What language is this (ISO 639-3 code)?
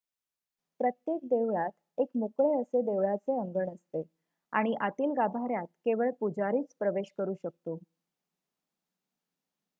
mar